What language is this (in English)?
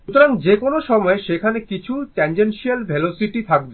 Bangla